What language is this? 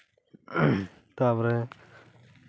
Santali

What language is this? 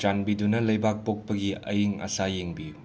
Manipuri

